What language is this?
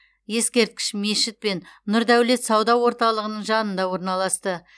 Kazakh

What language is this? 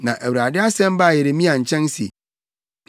Akan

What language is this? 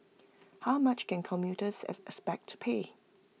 English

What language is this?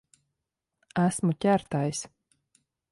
Latvian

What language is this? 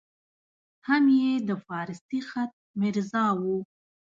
Pashto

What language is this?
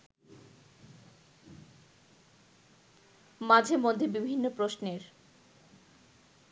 Bangla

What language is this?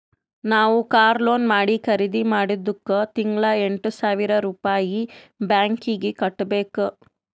Kannada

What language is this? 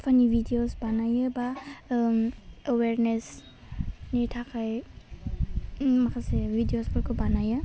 Bodo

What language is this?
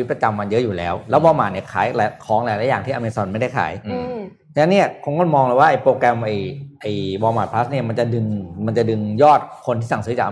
Thai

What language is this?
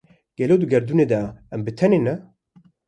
Kurdish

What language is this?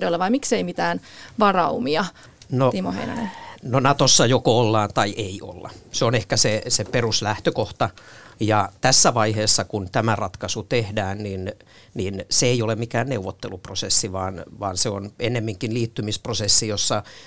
Finnish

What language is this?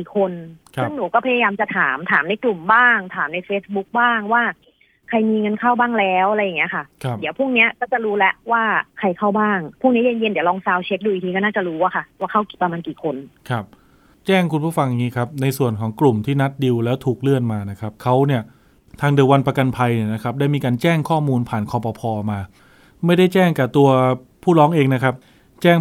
Thai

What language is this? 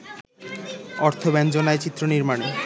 Bangla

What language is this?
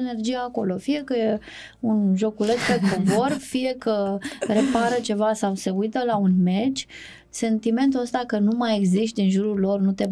Romanian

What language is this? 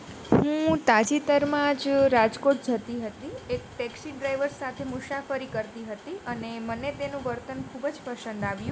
Gujarati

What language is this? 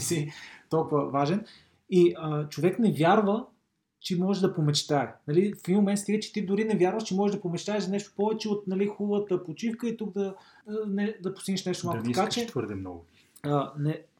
Bulgarian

